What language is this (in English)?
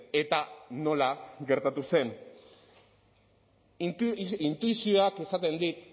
Basque